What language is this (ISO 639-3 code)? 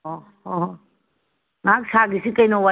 mni